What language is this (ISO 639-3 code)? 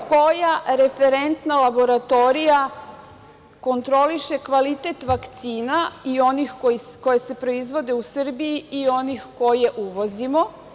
srp